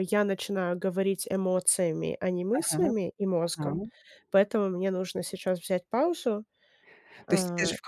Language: Russian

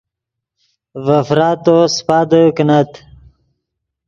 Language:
Yidgha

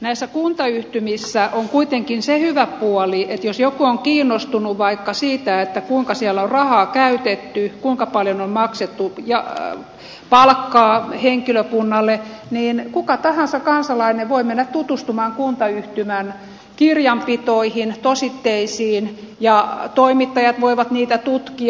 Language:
Finnish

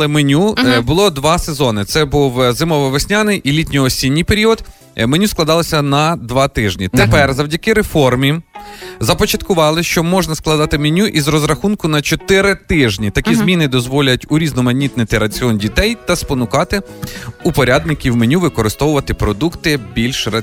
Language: Ukrainian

